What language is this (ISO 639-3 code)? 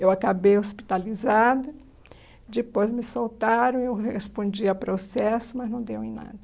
por